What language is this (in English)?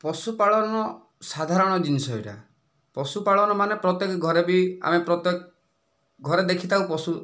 Odia